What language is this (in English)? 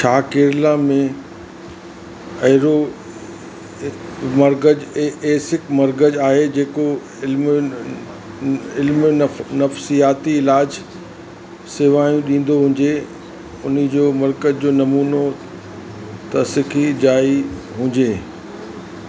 Sindhi